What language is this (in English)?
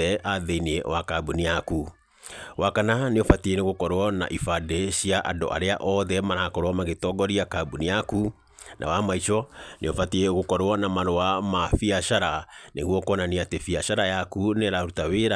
Kikuyu